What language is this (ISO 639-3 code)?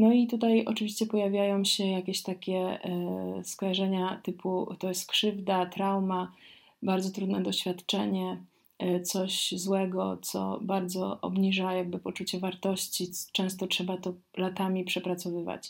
pol